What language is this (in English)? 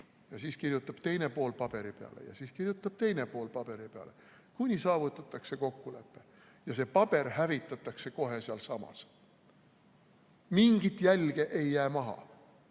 Estonian